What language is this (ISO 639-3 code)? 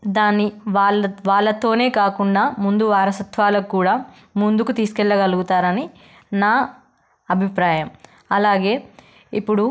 tel